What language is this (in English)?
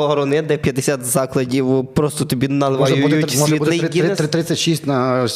Ukrainian